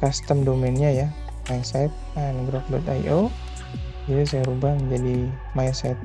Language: Indonesian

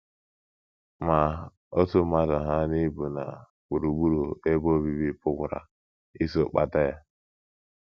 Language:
Igbo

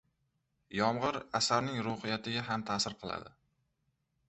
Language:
Uzbek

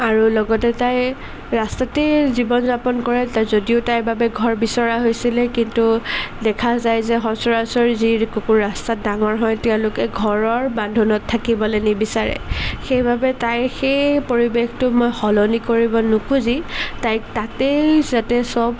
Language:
Assamese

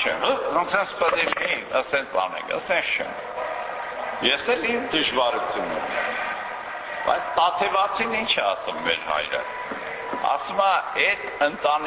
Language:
Romanian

